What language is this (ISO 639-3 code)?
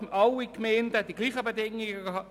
gsw